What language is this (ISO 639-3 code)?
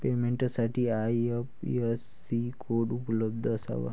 mar